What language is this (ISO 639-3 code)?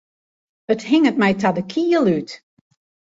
fry